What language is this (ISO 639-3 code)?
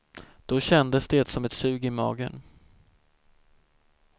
swe